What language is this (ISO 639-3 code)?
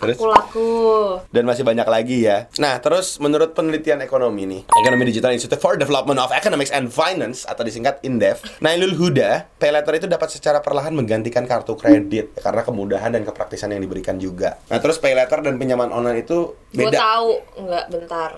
ind